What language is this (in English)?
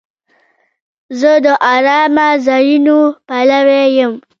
Pashto